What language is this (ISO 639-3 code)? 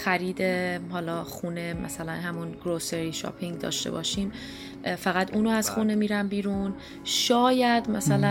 fas